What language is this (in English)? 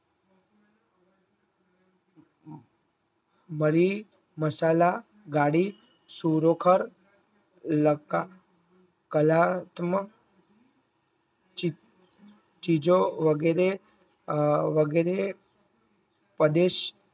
Gujarati